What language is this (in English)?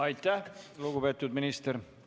Estonian